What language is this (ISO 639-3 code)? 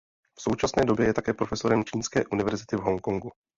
ces